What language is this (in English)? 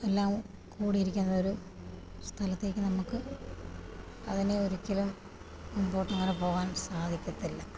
Malayalam